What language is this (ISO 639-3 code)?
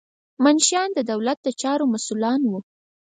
pus